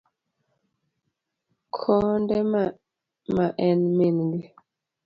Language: Luo (Kenya and Tanzania)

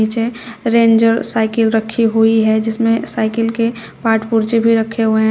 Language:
Hindi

